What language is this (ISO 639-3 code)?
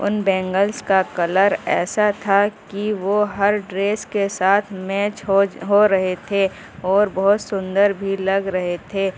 urd